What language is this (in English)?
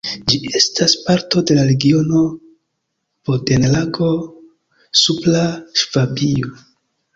Esperanto